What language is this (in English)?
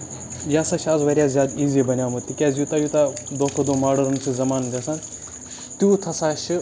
Kashmiri